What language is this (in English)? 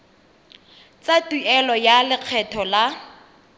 Tswana